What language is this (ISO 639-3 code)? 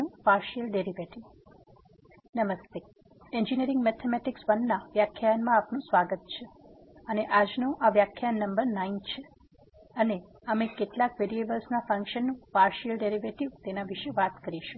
guj